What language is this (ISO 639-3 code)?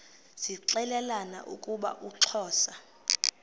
xho